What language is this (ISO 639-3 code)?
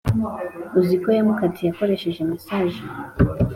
kin